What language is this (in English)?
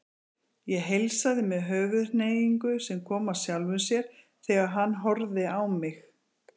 Icelandic